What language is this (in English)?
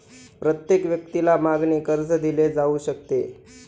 Marathi